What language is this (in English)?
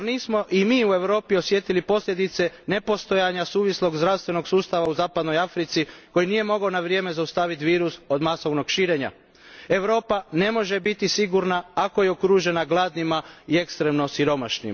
Croatian